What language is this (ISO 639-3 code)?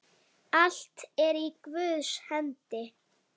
isl